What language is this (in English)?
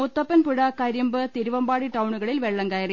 Malayalam